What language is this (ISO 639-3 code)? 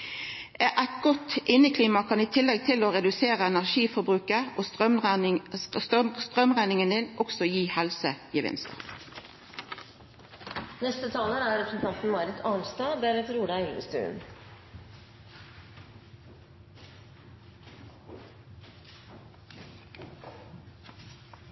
nor